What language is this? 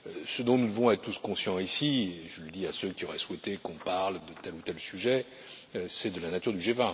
French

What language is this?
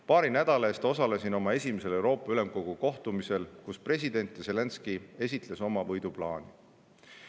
Estonian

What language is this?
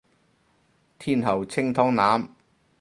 Cantonese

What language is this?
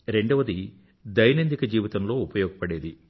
Telugu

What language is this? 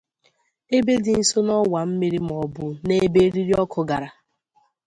Igbo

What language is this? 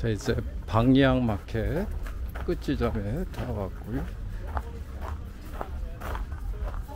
Korean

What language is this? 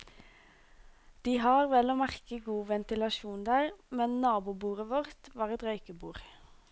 Norwegian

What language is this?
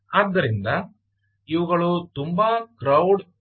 Kannada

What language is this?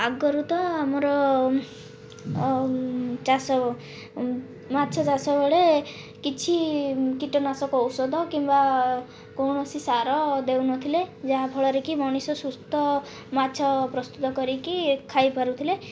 Odia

